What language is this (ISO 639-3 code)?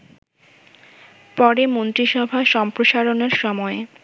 ben